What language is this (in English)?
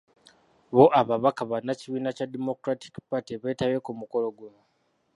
Ganda